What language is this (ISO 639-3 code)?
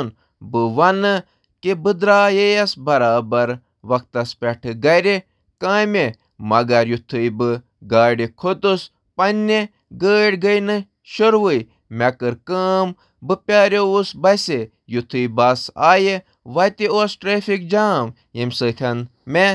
kas